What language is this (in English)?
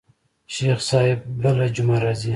Pashto